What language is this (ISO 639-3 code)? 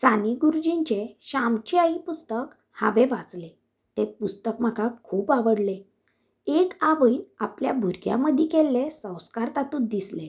kok